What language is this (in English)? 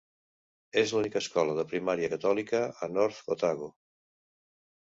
Catalan